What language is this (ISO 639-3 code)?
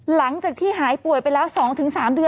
tha